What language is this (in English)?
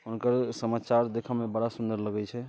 Maithili